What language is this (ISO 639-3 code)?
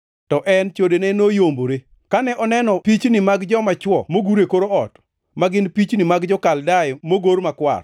luo